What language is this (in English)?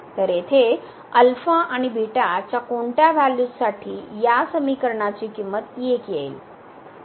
Marathi